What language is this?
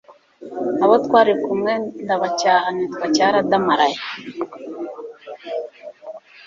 Kinyarwanda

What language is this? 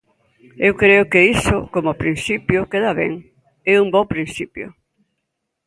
Galician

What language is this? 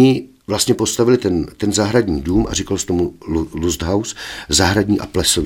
Czech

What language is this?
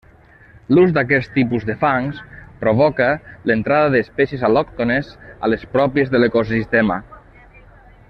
Catalan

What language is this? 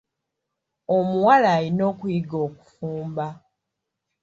Ganda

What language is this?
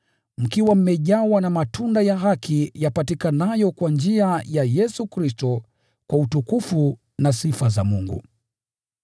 Swahili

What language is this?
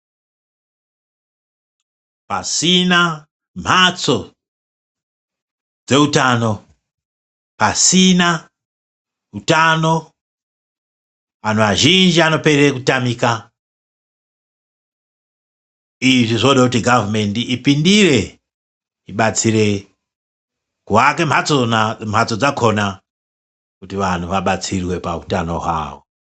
Ndau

